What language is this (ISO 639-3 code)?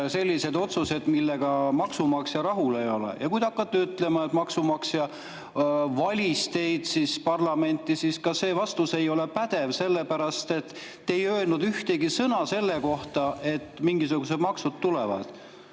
est